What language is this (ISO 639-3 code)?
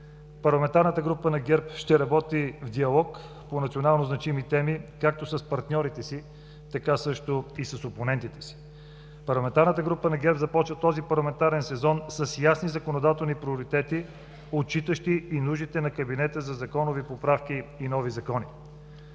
bul